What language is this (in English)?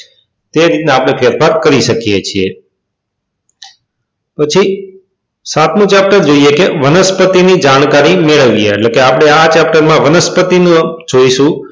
Gujarati